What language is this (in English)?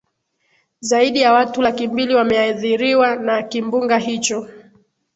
Swahili